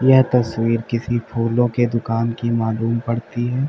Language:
Hindi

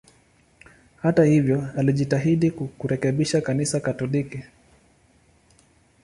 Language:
Swahili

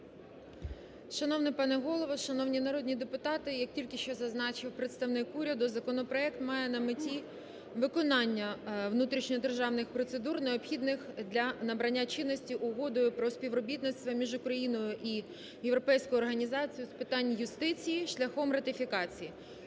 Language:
Ukrainian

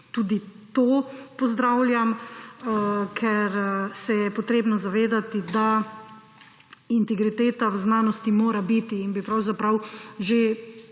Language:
Slovenian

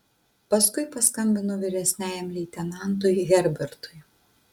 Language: Lithuanian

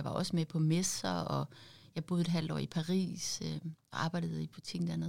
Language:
Danish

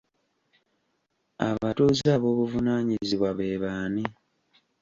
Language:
Ganda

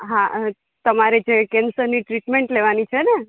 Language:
Gujarati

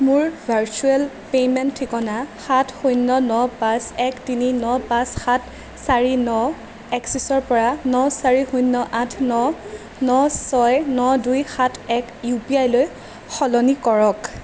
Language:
Assamese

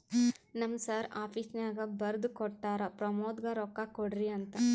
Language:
Kannada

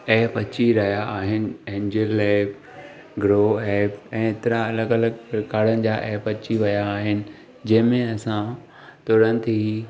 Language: Sindhi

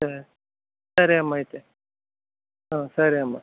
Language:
Telugu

